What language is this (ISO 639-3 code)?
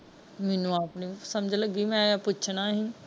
pan